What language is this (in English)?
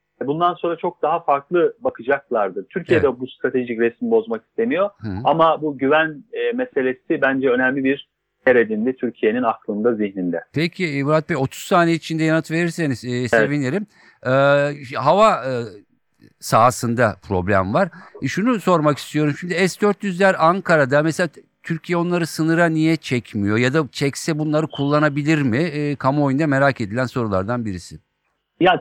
Turkish